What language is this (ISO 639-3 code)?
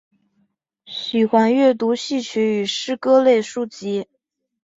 zho